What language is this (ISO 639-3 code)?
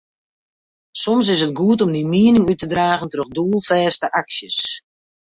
fry